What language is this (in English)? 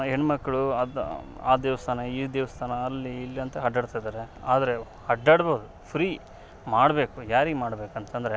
Kannada